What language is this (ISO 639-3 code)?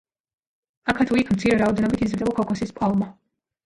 kat